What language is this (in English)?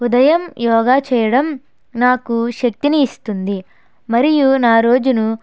Telugu